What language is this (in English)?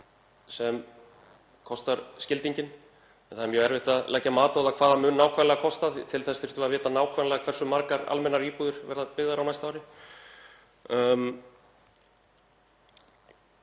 Icelandic